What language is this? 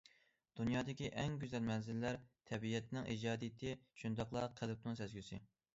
Uyghur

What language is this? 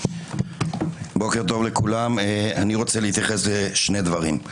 Hebrew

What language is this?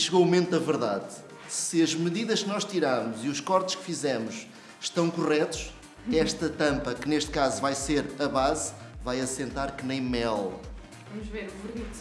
Portuguese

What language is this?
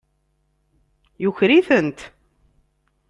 Kabyle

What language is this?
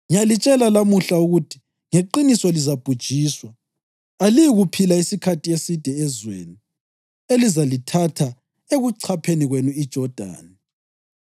North Ndebele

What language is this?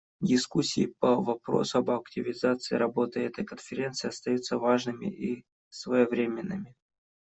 Russian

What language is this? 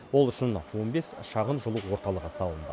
Kazakh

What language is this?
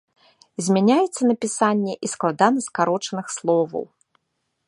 Belarusian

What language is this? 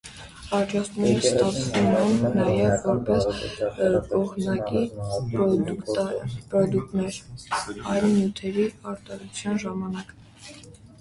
Armenian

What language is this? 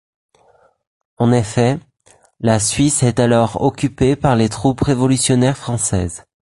French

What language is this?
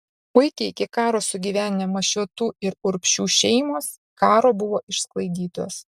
Lithuanian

